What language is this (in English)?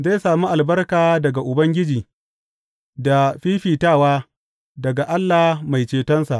Hausa